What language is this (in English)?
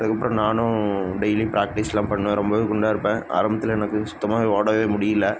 Tamil